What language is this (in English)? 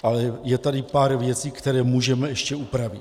Czech